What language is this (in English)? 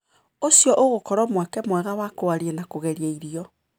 Kikuyu